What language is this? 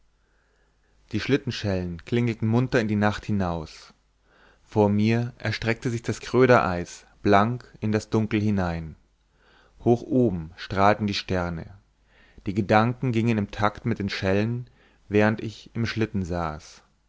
German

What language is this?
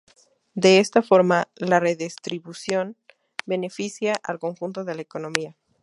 Spanish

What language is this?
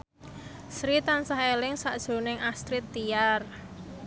Javanese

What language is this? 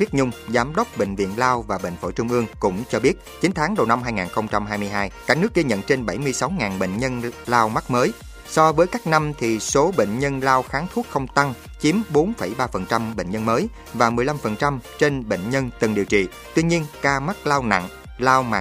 Vietnamese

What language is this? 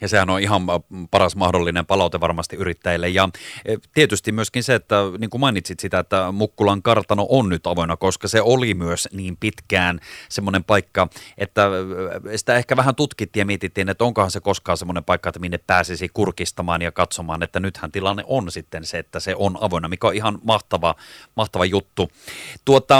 Finnish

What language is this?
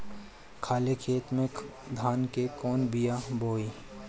Bhojpuri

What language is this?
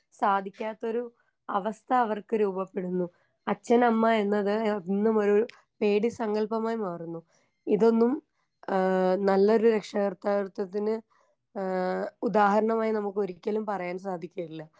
Malayalam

